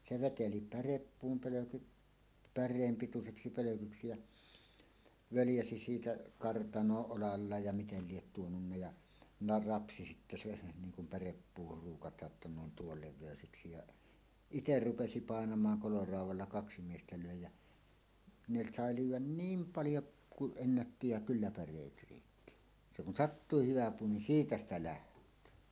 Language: Finnish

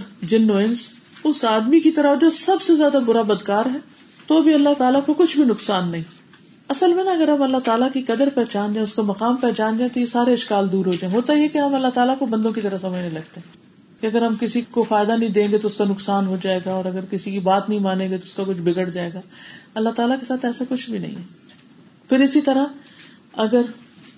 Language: Urdu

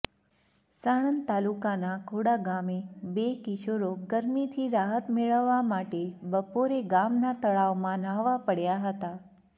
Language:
Gujarati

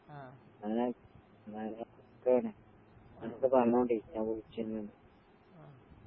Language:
Malayalam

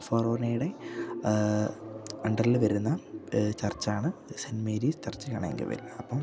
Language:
Malayalam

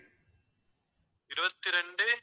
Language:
Tamil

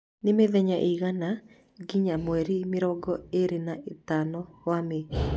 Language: Kikuyu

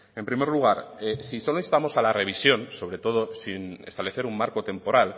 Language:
Spanish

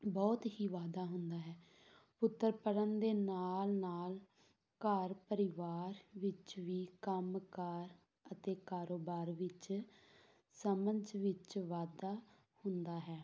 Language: Punjabi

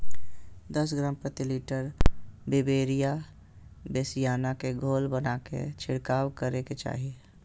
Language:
Magahi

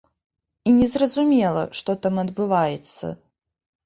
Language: Belarusian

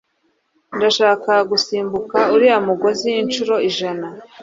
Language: Kinyarwanda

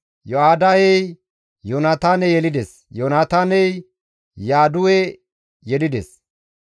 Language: Gamo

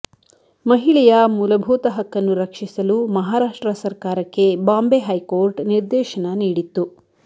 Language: Kannada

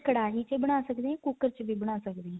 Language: Punjabi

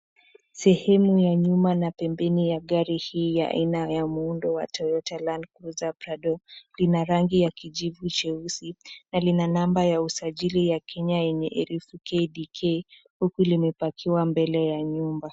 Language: Swahili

